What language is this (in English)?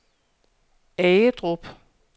Danish